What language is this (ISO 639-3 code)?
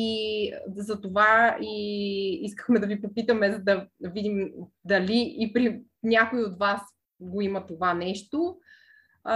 bul